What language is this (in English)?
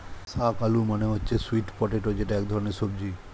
Bangla